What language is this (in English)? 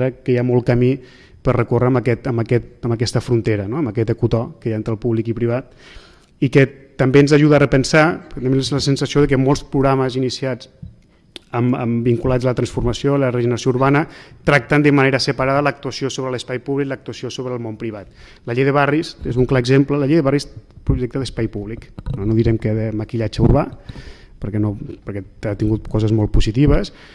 Spanish